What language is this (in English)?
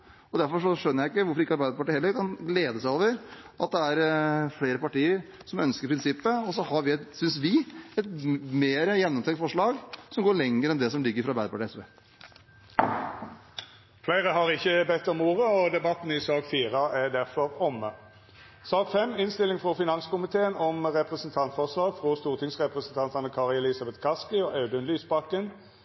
Norwegian